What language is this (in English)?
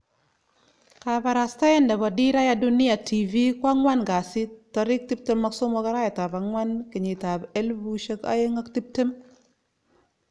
Kalenjin